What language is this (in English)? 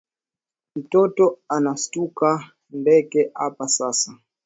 Swahili